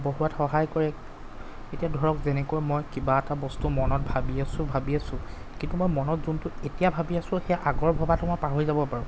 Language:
Assamese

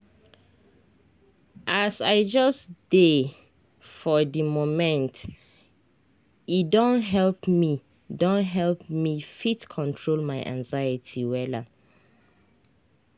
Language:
Nigerian Pidgin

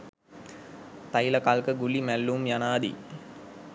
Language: Sinhala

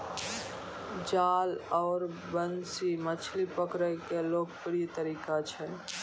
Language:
Maithili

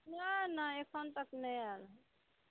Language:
Maithili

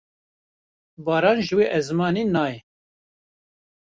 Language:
Kurdish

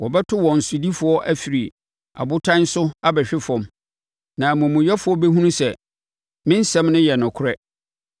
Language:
Akan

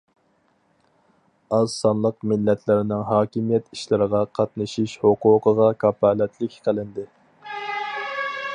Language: Uyghur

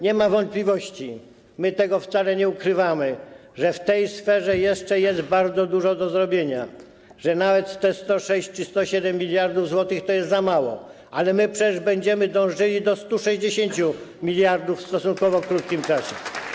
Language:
Polish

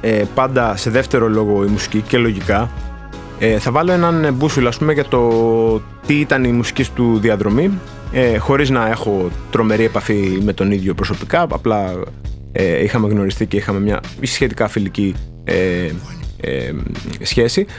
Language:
Greek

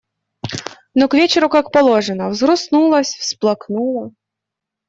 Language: Russian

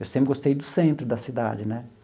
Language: Portuguese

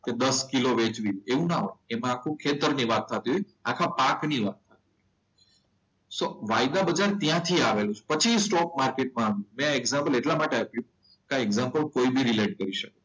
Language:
Gujarati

